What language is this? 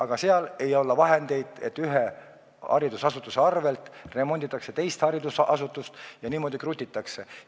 Estonian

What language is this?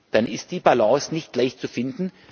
German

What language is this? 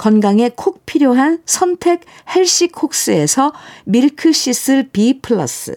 Korean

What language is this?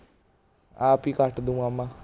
Punjabi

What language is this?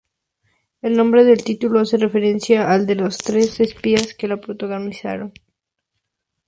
Spanish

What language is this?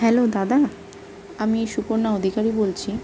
Bangla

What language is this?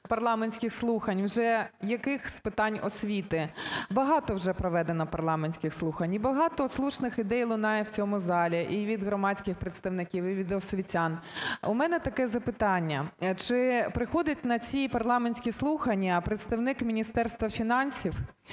Ukrainian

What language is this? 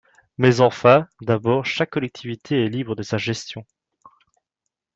French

